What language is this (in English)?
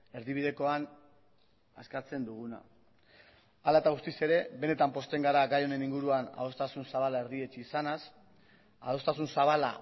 Basque